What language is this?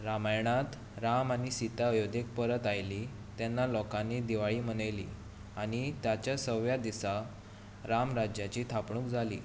Konkani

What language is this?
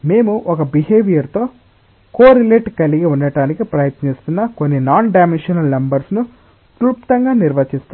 Telugu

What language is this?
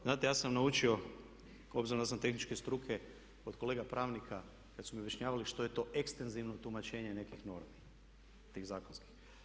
Croatian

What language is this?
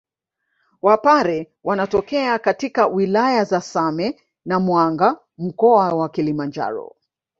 Swahili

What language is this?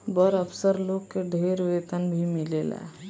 Bhojpuri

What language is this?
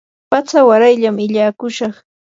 Yanahuanca Pasco Quechua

